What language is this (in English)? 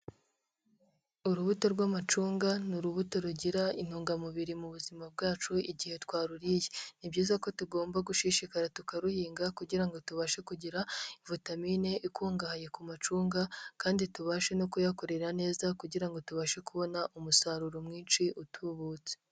Kinyarwanda